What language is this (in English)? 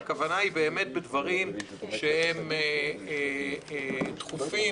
Hebrew